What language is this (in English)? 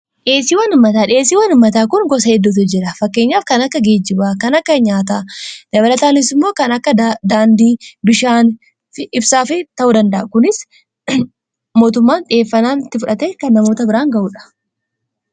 Oromo